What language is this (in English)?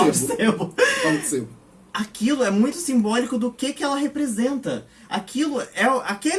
Portuguese